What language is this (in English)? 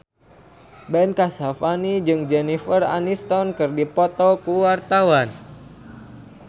Sundanese